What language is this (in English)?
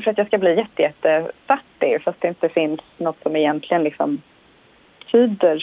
Swedish